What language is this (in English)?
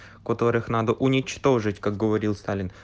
Russian